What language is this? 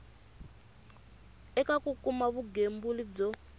Tsonga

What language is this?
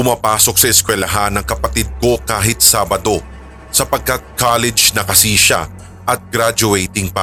Filipino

